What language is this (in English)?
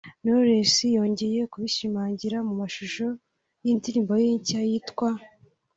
Kinyarwanda